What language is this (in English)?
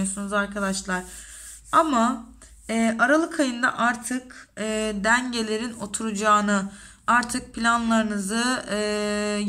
Turkish